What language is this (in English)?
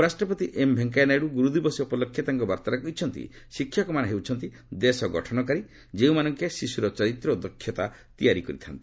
Odia